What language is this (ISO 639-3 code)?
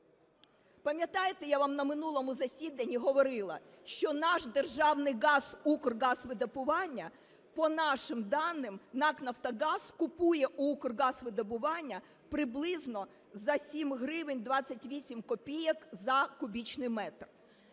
ukr